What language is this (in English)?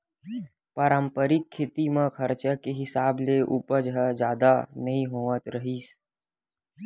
Chhattisgarhi